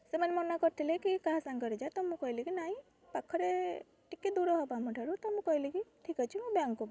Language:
Odia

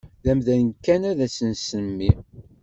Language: Kabyle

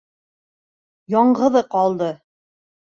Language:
Bashkir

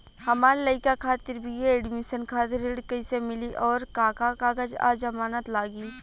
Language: Bhojpuri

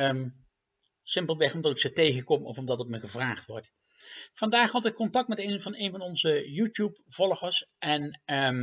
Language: Dutch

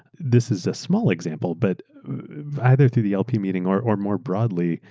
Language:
English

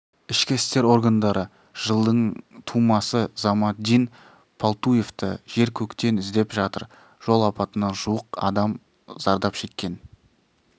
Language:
Kazakh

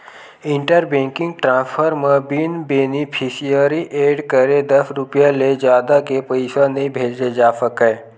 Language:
Chhattisgarhi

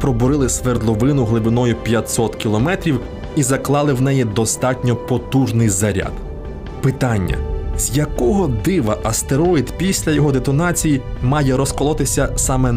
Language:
Ukrainian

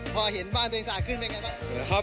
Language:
Thai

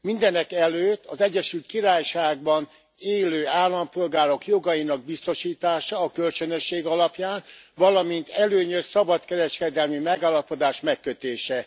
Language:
Hungarian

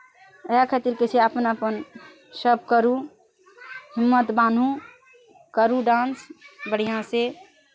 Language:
Maithili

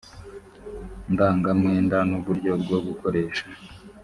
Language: Kinyarwanda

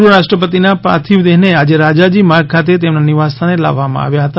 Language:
Gujarati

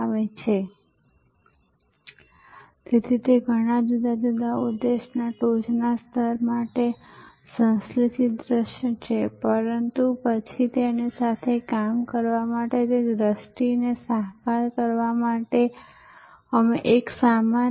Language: Gujarati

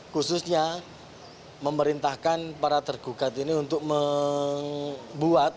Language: Indonesian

